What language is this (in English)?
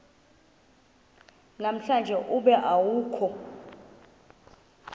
Xhosa